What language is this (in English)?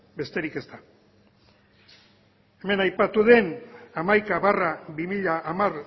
Basque